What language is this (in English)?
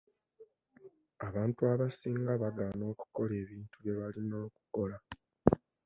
Ganda